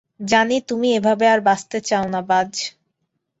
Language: Bangla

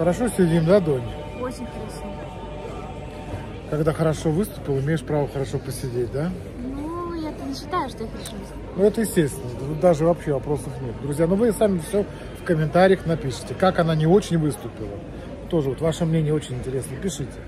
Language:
Russian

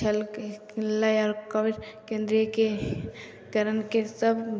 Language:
Maithili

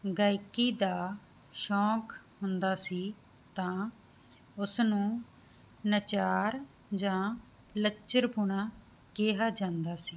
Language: Punjabi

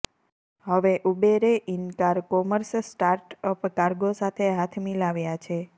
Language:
Gujarati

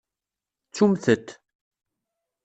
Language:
Kabyle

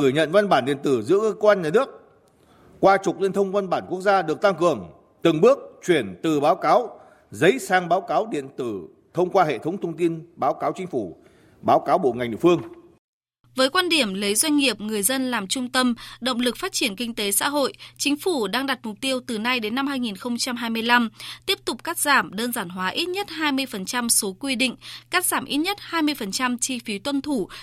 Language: Vietnamese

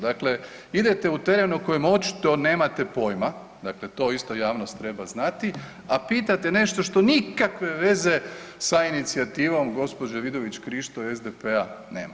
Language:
Croatian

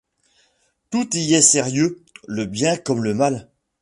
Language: French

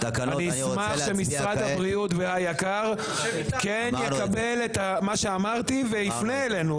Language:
Hebrew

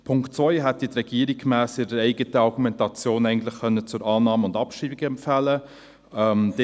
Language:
Swiss German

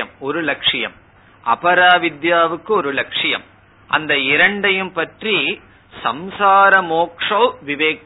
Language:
Tamil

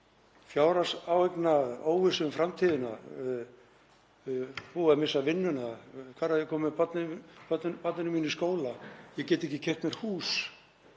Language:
Icelandic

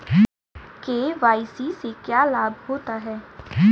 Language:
Hindi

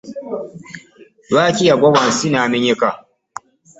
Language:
Ganda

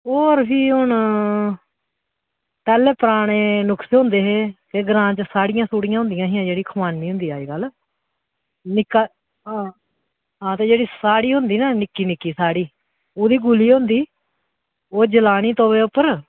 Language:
Dogri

